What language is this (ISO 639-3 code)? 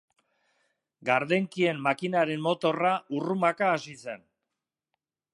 eus